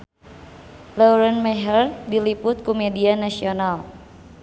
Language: Sundanese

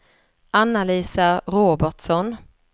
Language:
Swedish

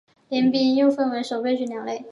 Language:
Chinese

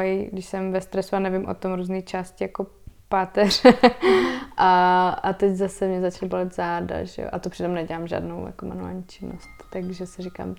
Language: Czech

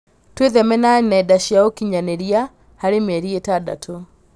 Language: Kikuyu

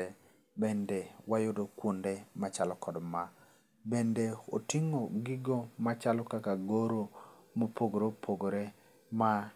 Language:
Luo (Kenya and Tanzania)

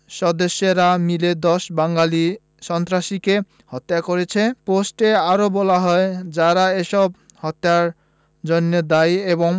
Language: Bangla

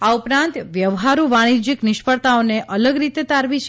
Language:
Gujarati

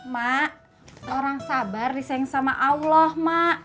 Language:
Indonesian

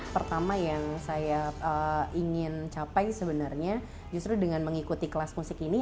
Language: Indonesian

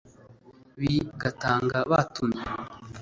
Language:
Kinyarwanda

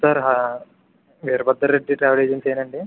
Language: Telugu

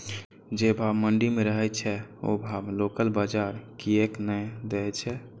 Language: Maithili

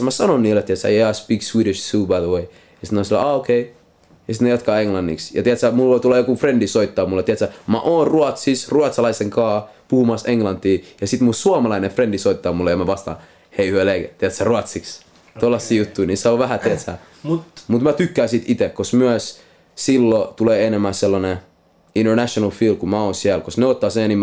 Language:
Finnish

